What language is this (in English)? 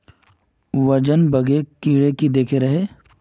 Magahi